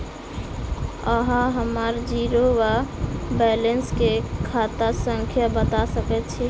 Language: Maithili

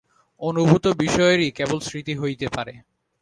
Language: Bangla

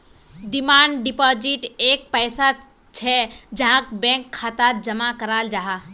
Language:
Magahi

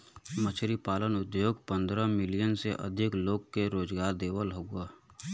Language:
Bhojpuri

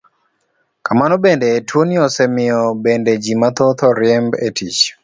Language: Luo (Kenya and Tanzania)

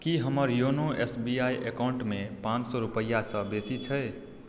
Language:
Maithili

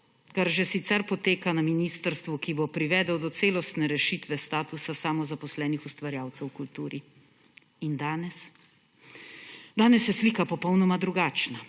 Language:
Slovenian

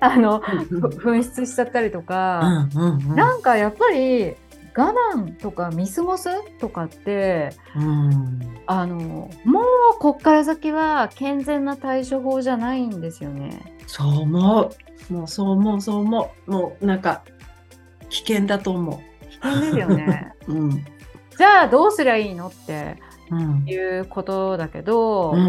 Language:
Japanese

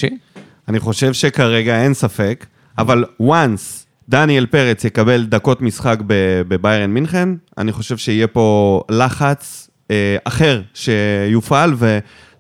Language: Hebrew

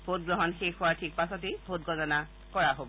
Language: Assamese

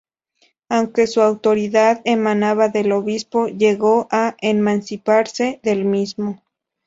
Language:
Spanish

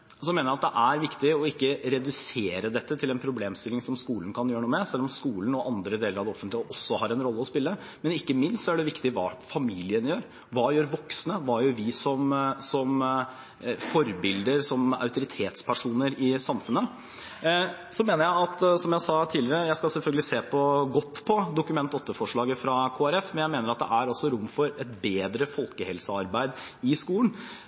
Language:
Norwegian Bokmål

